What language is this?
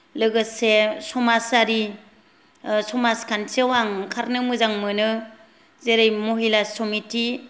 Bodo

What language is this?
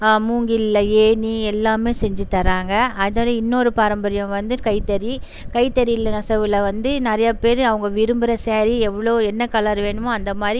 Tamil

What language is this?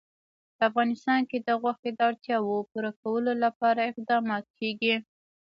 Pashto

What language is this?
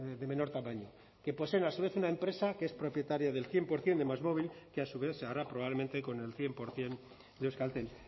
Spanish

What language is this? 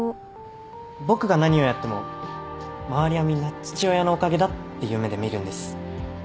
Japanese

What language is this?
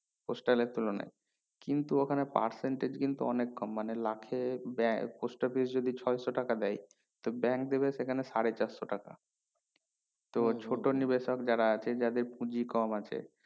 Bangla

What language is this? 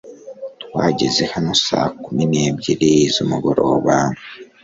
Kinyarwanda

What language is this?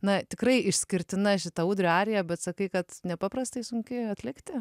Lithuanian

